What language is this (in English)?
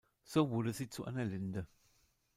German